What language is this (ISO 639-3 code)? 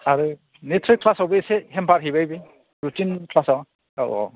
brx